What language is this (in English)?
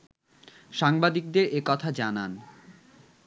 Bangla